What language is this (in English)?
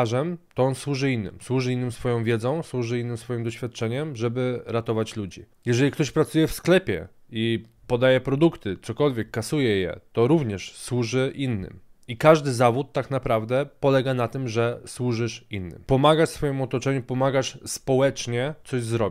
Polish